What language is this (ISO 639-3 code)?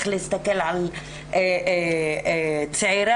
heb